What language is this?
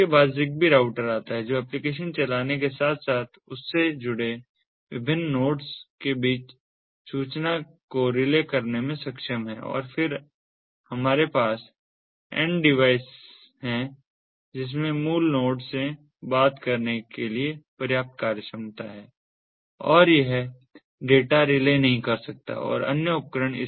Hindi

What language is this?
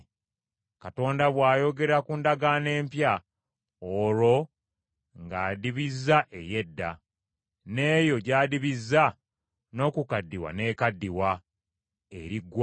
Ganda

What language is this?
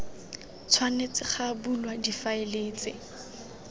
Tswana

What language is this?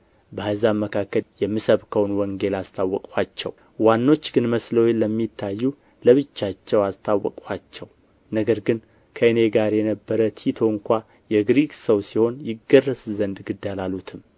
Amharic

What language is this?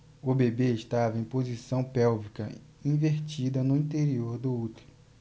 Portuguese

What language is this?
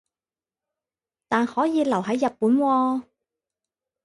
Cantonese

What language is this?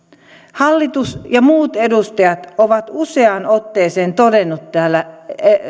Finnish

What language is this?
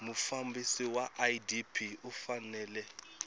Tsonga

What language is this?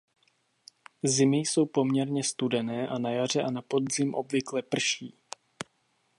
Czech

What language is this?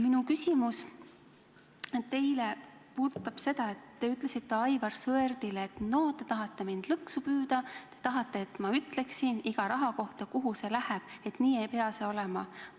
Estonian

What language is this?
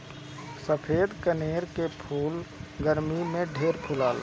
Bhojpuri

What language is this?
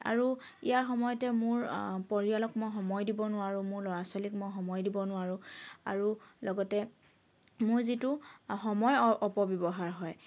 Assamese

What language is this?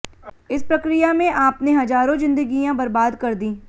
Hindi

